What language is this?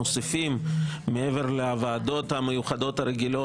Hebrew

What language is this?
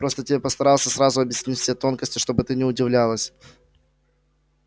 Russian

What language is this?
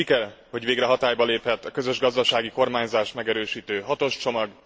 Hungarian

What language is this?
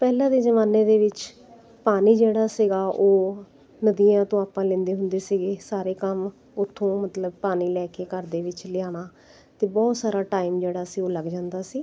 Punjabi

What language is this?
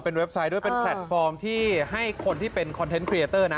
Thai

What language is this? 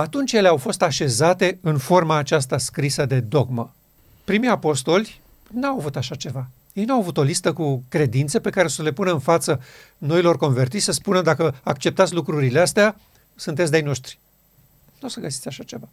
Romanian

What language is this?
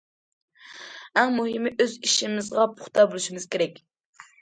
Uyghur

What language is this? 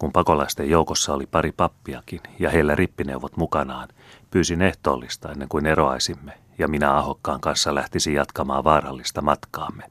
Finnish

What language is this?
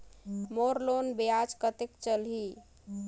Chhattisgarhi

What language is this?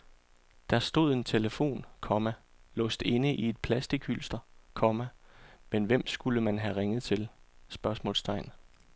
Danish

